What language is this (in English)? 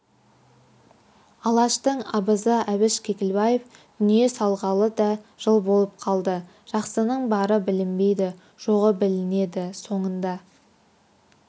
Kazakh